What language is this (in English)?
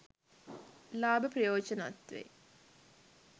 Sinhala